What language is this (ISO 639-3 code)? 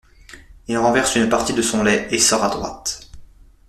fra